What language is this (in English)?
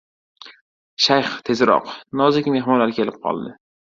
Uzbek